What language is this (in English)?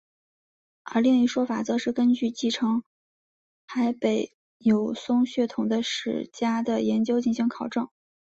Chinese